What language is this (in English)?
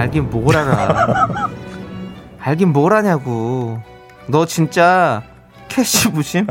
Korean